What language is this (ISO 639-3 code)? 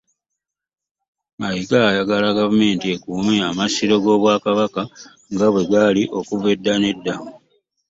lug